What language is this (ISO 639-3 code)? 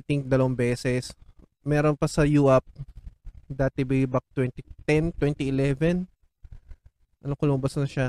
fil